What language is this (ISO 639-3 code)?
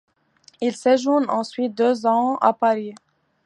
fra